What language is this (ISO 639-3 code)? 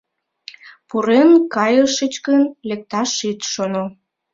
chm